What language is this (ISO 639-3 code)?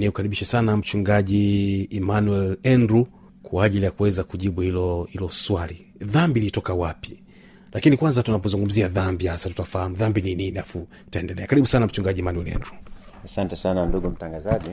swa